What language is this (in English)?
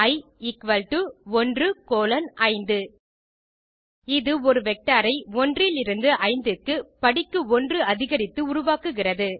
Tamil